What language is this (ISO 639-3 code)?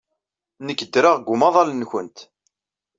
kab